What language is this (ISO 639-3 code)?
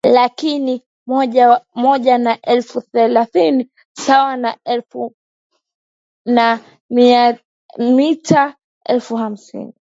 swa